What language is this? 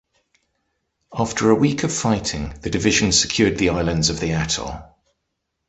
English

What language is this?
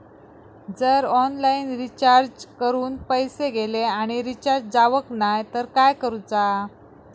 Marathi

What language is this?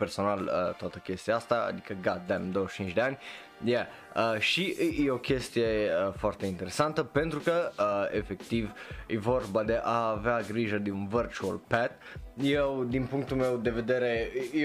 Romanian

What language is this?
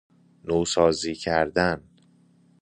Persian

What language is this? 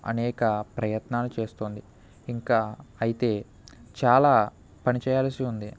Telugu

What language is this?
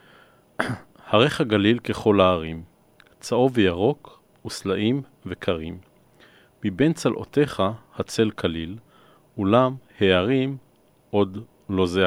Hebrew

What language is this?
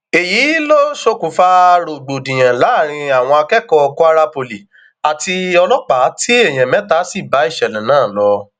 Yoruba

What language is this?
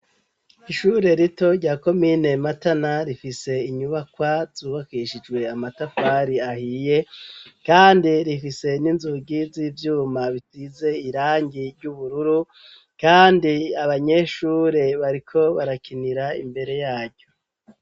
Rundi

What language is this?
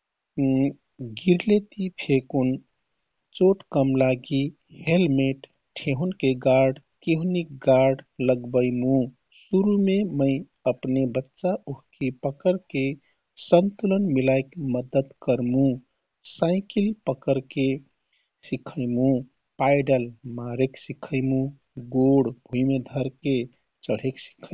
Kathoriya Tharu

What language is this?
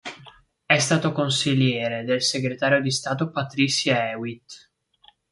Italian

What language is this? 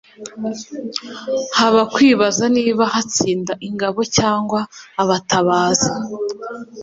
Kinyarwanda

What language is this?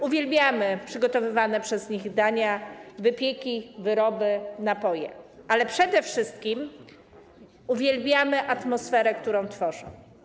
Polish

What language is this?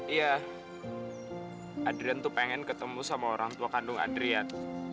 Indonesian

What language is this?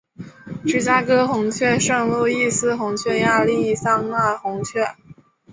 Chinese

